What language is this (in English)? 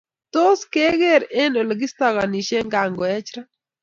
Kalenjin